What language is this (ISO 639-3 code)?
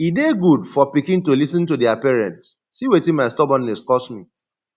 pcm